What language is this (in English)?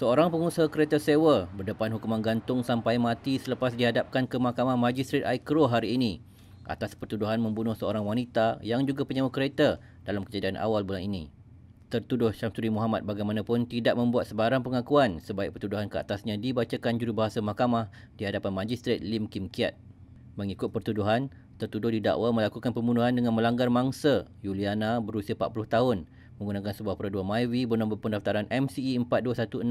Malay